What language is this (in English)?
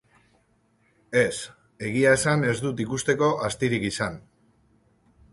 Basque